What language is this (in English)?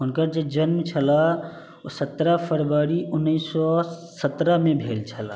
Maithili